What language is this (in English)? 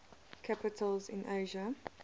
English